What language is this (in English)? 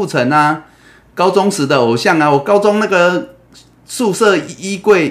Chinese